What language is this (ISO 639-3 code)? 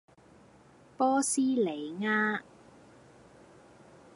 yue